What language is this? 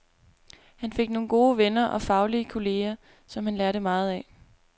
Danish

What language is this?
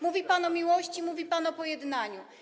Polish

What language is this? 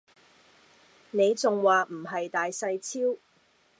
Cantonese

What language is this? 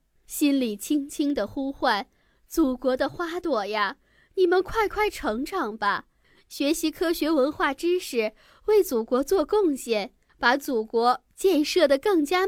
Chinese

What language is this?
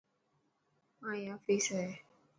Dhatki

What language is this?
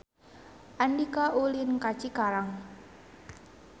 Sundanese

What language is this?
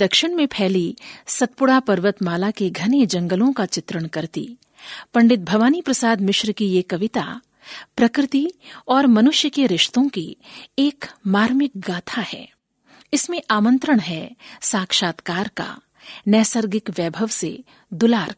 Hindi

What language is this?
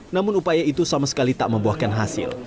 Indonesian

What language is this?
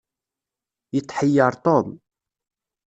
Kabyle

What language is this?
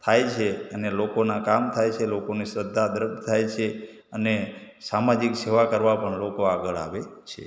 Gujarati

